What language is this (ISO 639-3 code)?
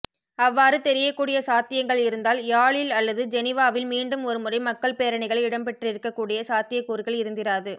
tam